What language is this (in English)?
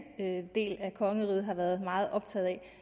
Danish